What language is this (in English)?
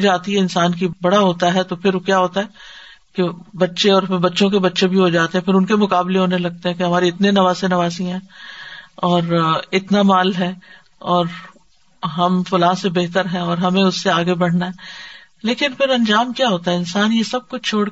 Urdu